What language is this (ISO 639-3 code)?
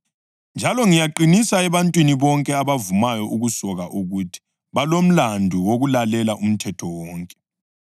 nde